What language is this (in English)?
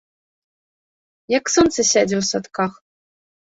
Belarusian